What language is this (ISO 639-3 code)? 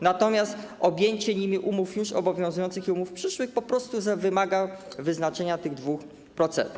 pol